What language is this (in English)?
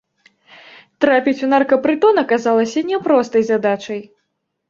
Belarusian